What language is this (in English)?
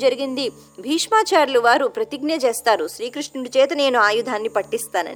Telugu